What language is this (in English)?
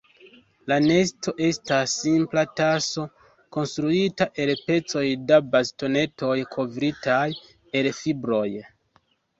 Esperanto